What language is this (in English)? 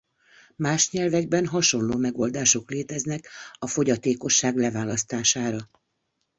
Hungarian